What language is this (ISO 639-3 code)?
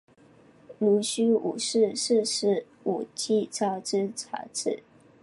zho